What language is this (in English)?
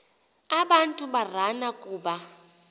Xhosa